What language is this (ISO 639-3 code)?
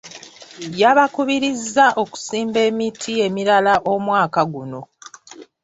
lug